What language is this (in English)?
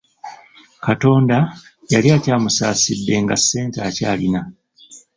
Ganda